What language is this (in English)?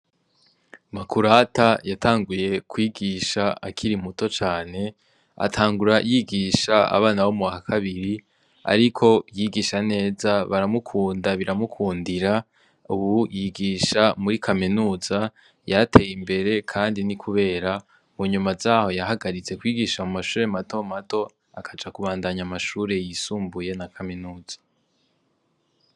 Rundi